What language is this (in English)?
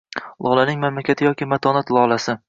Uzbek